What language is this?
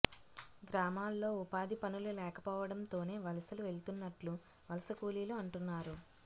Telugu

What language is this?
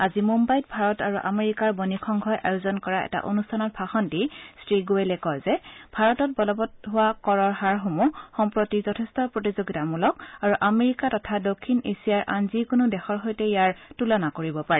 Assamese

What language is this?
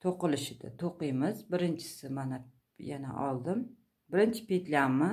Turkish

